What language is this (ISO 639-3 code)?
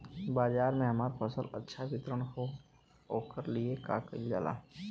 bho